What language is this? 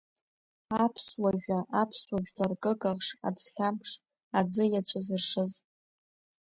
Abkhazian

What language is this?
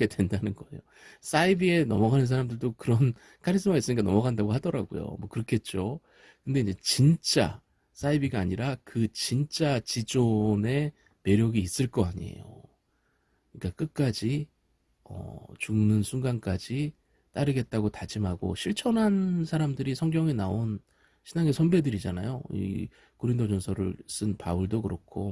Korean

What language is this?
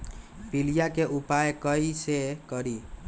Magahi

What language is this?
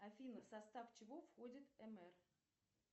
Russian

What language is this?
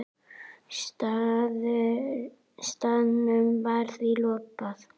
Icelandic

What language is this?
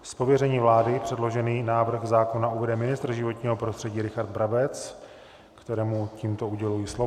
Czech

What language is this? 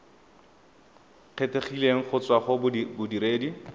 Tswana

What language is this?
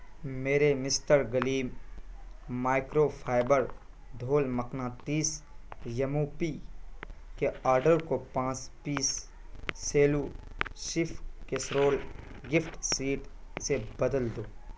Urdu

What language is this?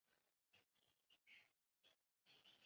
Chinese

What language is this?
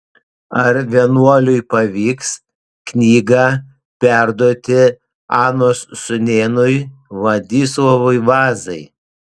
Lithuanian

